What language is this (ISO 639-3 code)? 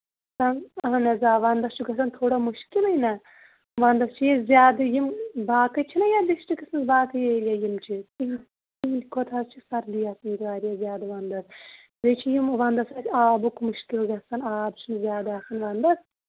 kas